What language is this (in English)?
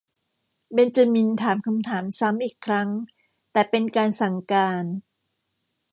Thai